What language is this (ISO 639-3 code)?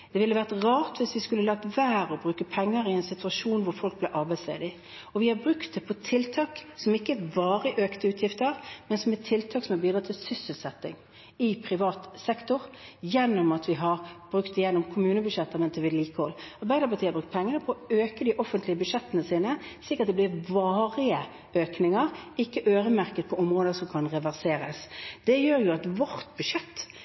nob